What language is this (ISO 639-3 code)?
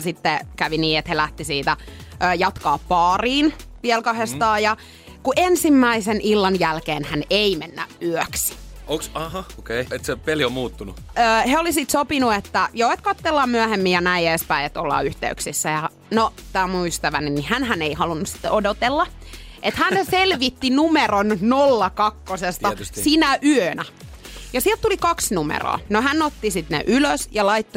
fin